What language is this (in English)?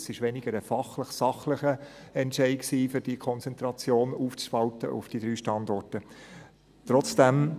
Swiss German